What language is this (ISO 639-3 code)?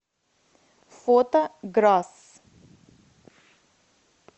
rus